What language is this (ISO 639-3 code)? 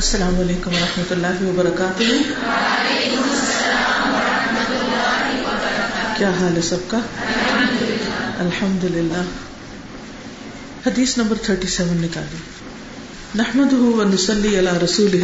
urd